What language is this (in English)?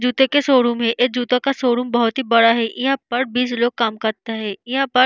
Hindi